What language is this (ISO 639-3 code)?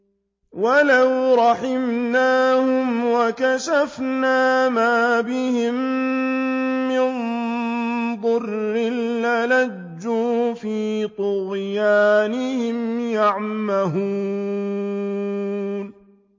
ara